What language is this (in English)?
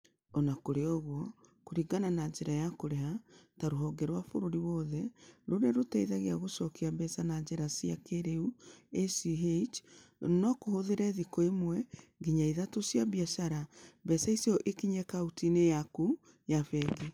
Kikuyu